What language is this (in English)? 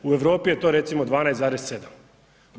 Croatian